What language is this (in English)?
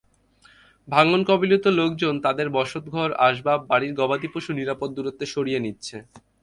Bangla